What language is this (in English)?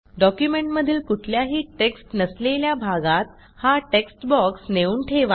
Marathi